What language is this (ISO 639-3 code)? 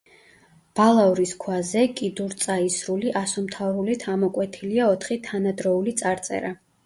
kat